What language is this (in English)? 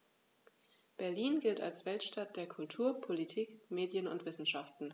German